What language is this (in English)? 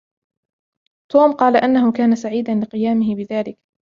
Arabic